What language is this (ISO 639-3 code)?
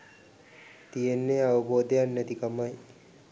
sin